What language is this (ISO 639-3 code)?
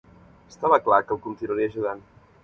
cat